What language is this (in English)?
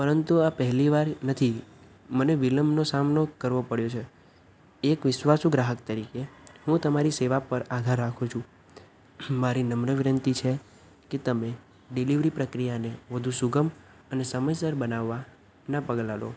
Gujarati